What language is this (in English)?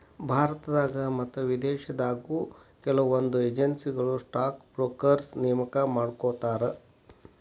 Kannada